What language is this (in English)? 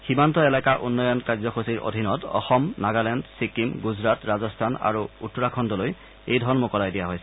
Assamese